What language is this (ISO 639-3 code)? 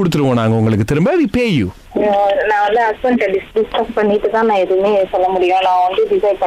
tam